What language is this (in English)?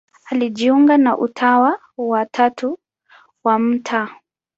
Swahili